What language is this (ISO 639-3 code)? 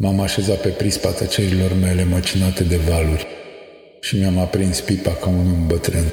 ron